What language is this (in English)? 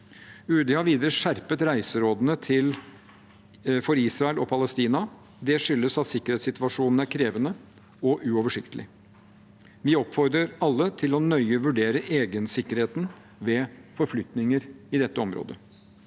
Norwegian